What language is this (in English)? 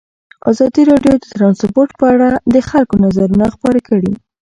Pashto